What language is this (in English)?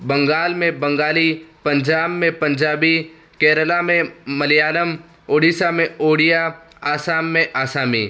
Urdu